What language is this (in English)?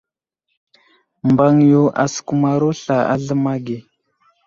Wuzlam